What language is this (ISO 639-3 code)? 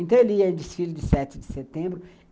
por